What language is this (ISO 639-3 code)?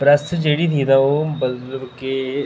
doi